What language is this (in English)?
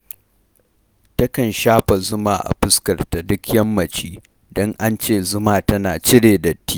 Hausa